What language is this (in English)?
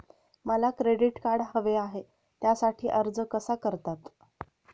Marathi